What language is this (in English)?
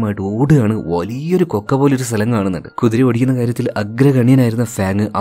Malayalam